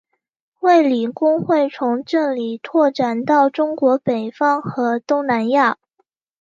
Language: Chinese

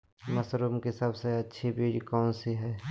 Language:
Magahi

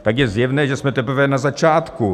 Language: Czech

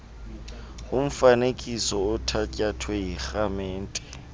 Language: Xhosa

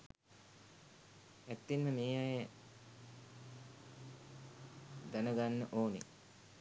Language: Sinhala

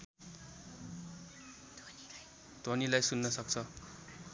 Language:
Nepali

